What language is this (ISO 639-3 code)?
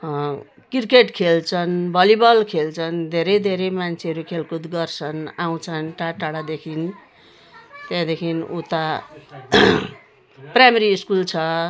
nep